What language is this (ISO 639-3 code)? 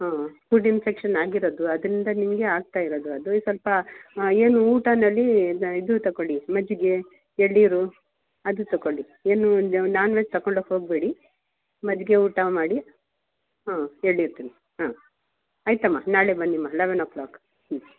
kan